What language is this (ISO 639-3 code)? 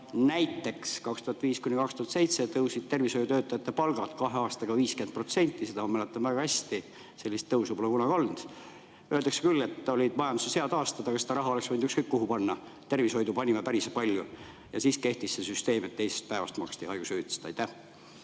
est